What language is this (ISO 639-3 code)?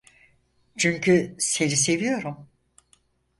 tur